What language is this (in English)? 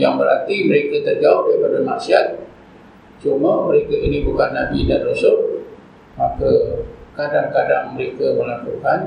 Malay